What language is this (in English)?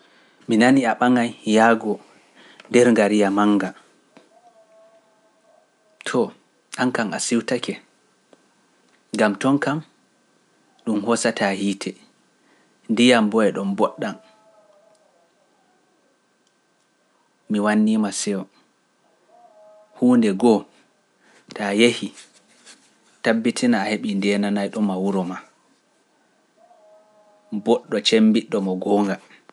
Pular